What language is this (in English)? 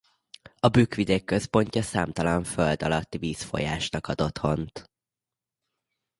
Hungarian